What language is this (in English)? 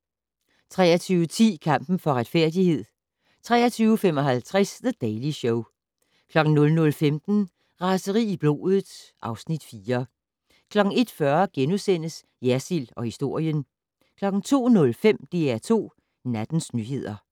Danish